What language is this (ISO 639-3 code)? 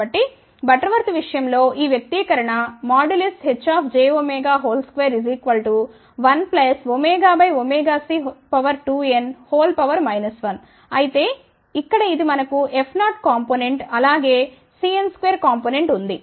tel